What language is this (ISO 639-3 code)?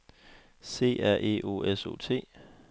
dan